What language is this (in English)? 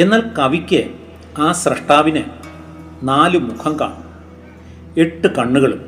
Malayalam